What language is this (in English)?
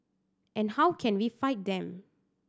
English